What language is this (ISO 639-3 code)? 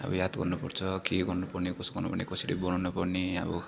nep